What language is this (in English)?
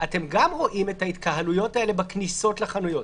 Hebrew